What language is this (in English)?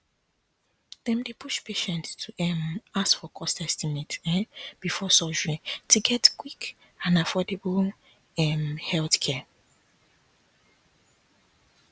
Nigerian Pidgin